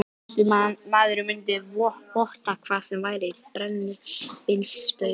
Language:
Icelandic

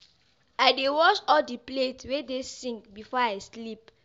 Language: Nigerian Pidgin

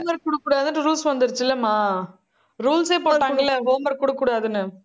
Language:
Tamil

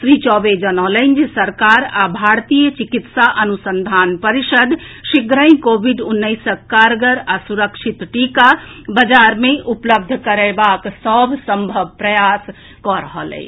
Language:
Maithili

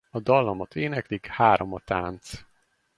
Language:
Hungarian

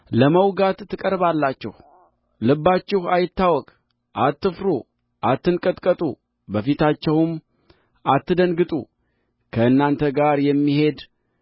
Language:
Amharic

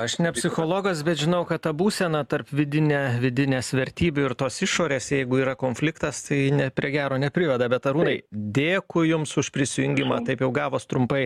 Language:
Lithuanian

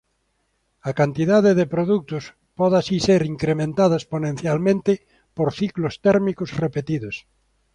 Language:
Galician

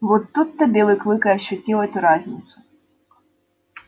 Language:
Russian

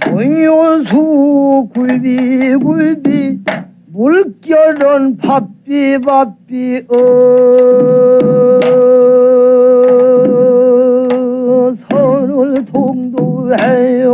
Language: Korean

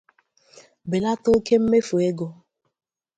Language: Igbo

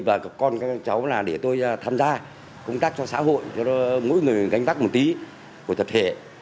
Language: Vietnamese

